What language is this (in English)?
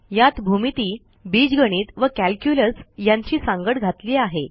Marathi